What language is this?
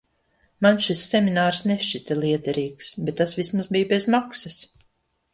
Latvian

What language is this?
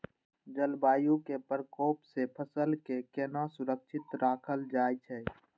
Maithili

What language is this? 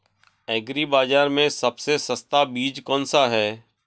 Hindi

